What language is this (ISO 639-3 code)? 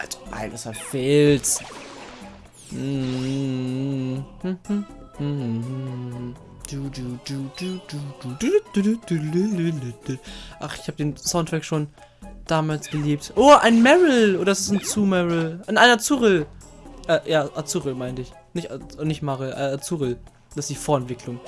deu